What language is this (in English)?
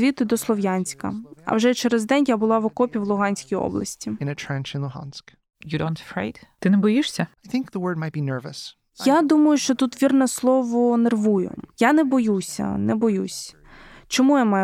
Ukrainian